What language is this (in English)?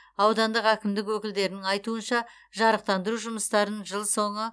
Kazakh